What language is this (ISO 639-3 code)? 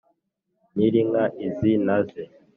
kin